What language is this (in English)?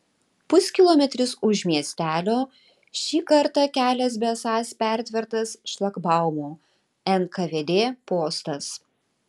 Lithuanian